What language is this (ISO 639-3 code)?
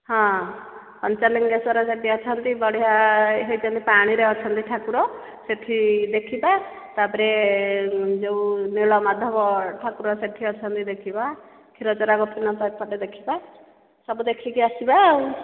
ori